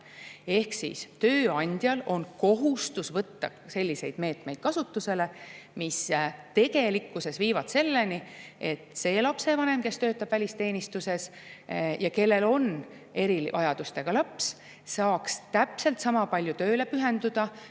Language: Estonian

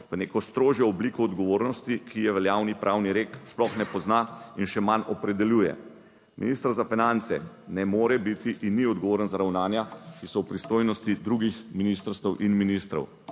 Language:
Slovenian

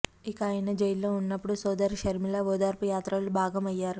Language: Telugu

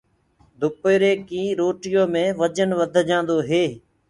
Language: Gurgula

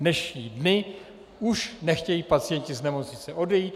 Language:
Czech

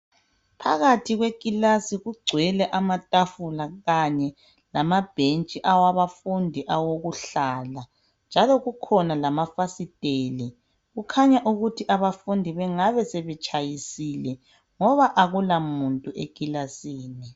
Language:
North Ndebele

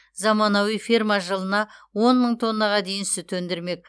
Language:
Kazakh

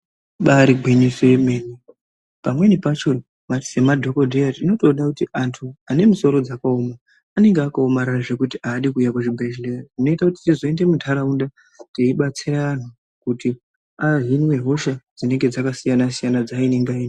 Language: Ndau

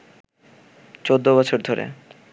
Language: Bangla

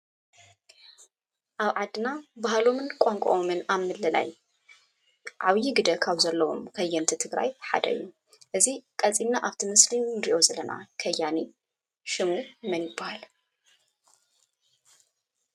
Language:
Tigrinya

